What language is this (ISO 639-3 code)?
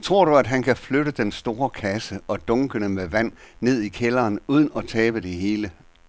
dan